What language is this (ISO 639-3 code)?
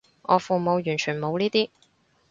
yue